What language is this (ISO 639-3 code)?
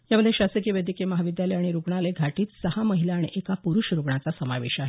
mar